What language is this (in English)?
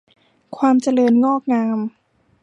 Thai